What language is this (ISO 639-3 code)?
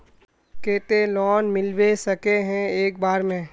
mag